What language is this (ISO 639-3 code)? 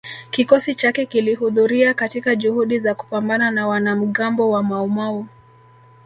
swa